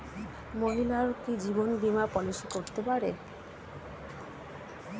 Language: Bangla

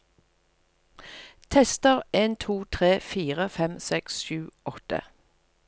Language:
Norwegian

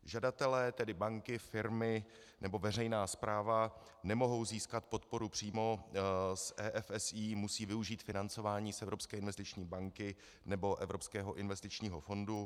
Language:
Czech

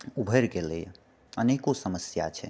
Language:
Maithili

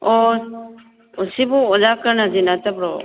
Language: Manipuri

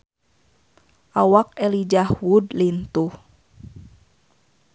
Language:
Sundanese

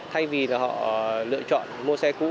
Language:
Vietnamese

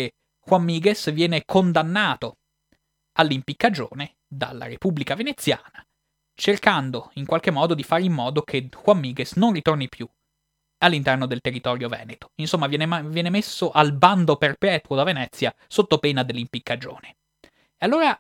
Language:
Italian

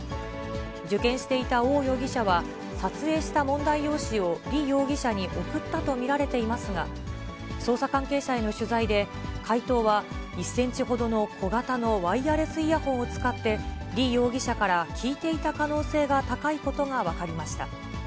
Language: Japanese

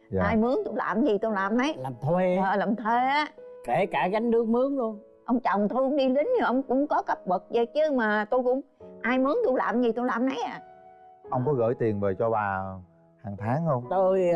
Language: Vietnamese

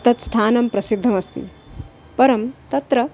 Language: Sanskrit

